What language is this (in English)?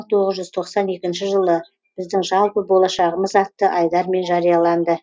Kazakh